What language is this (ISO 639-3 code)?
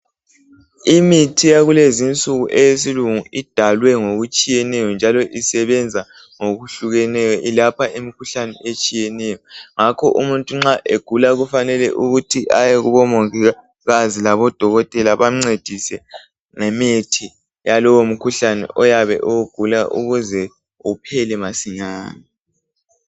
nde